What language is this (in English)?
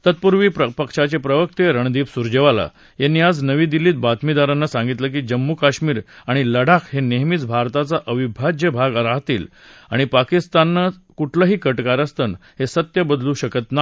Marathi